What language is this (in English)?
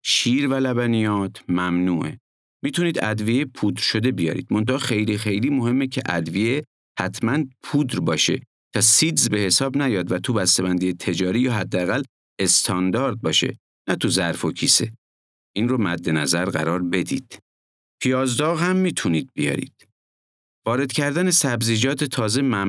Persian